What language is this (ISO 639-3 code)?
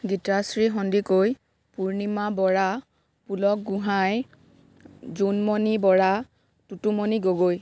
asm